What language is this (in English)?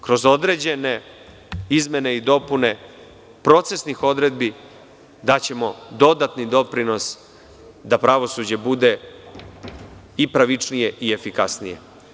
Serbian